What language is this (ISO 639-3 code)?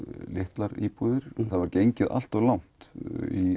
isl